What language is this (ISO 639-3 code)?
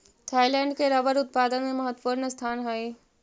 mag